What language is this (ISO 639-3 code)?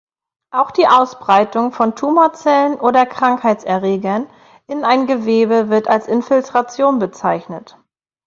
deu